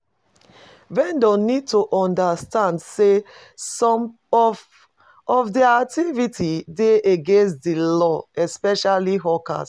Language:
Nigerian Pidgin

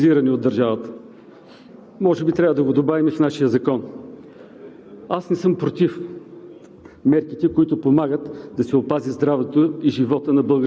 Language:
Bulgarian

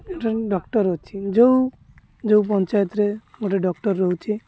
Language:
Odia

